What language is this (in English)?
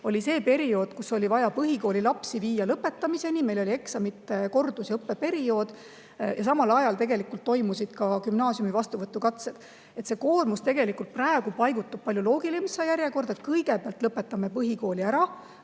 Estonian